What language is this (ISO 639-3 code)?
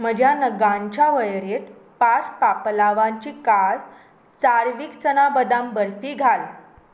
kok